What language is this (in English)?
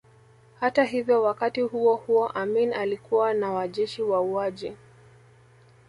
Swahili